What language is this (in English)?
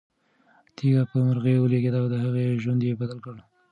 Pashto